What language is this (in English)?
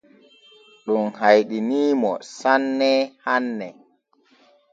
Borgu Fulfulde